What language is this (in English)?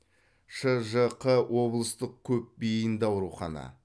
Kazakh